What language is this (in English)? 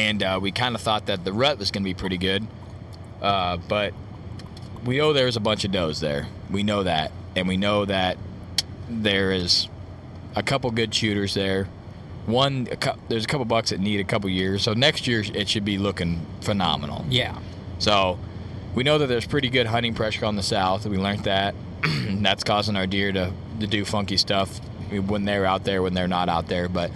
English